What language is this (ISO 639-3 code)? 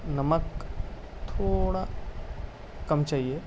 urd